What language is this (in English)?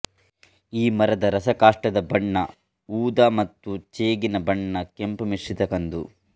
Kannada